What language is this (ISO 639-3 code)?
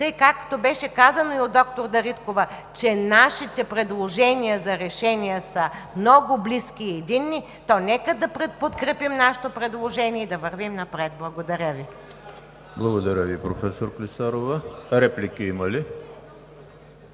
bul